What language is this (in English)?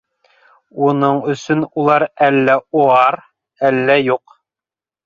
Bashkir